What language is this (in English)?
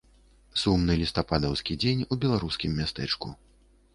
Belarusian